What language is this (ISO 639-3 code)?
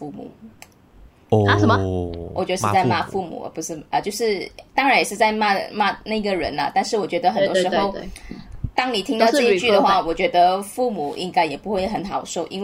zho